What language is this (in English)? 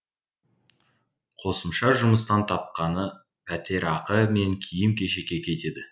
Kazakh